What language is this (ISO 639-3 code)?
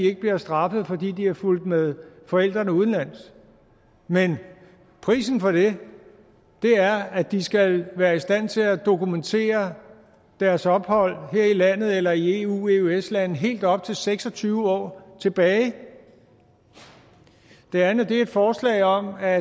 dan